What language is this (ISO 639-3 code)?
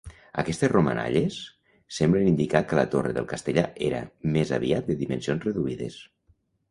cat